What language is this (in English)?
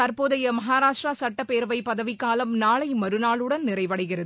Tamil